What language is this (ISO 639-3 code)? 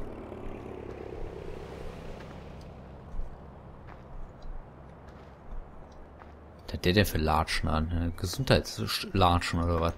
deu